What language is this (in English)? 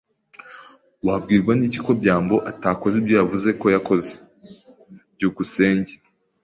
Kinyarwanda